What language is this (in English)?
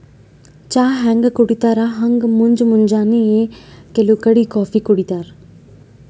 Kannada